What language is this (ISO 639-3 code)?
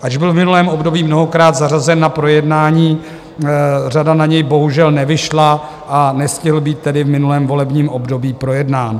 ces